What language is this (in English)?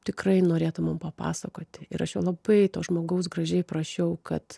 Lithuanian